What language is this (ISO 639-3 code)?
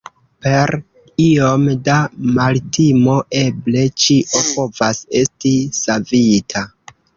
epo